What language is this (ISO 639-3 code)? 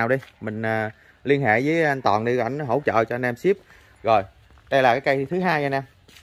vie